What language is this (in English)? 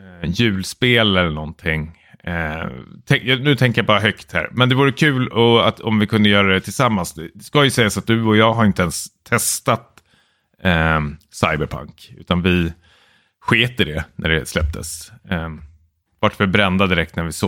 Swedish